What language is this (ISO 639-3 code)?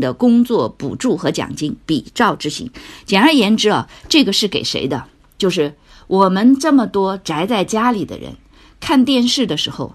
zho